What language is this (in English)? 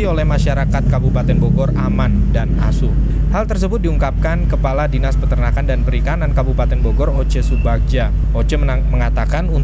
Indonesian